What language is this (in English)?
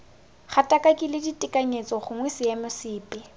Tswana